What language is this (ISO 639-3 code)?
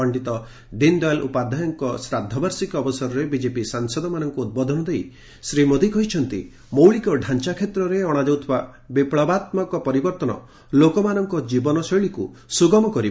ori